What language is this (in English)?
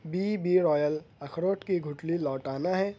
Urdu